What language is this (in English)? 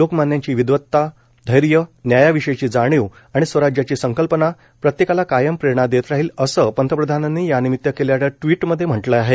Marathi